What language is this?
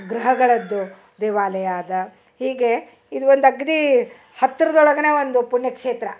Kannada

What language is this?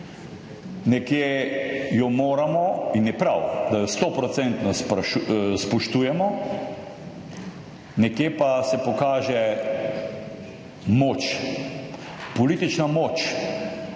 Slovenian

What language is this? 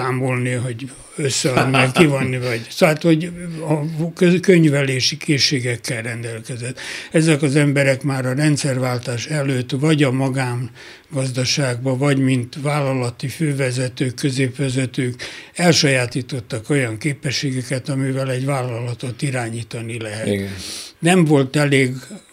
Hungarian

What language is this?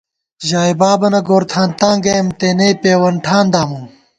Gawar-Bati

